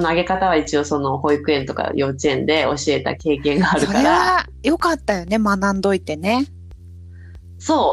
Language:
Japanese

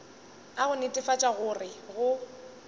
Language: Northern Sotho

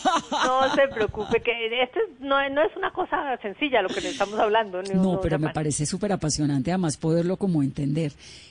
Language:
Spanish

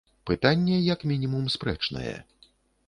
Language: Belarusian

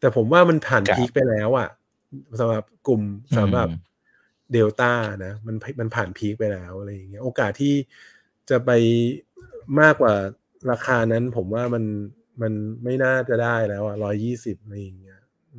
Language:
Thai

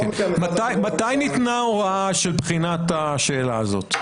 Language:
Hebrew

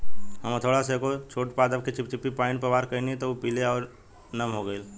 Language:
Bhojpuri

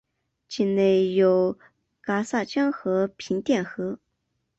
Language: Chinese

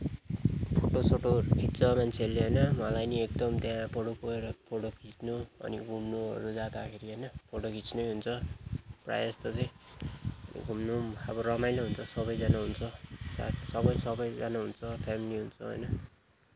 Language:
Nepali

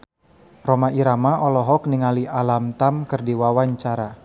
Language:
Sundanese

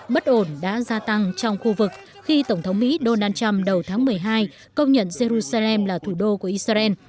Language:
Vietnamese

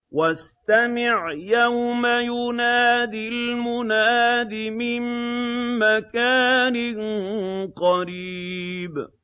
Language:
Arabic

